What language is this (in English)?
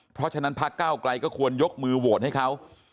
Thai